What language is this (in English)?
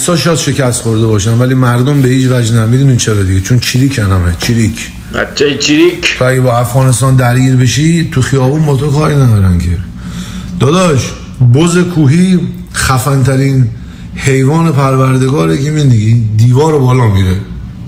Persian